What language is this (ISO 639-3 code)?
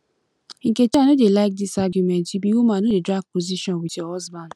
pcm